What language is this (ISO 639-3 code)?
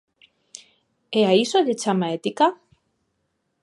glg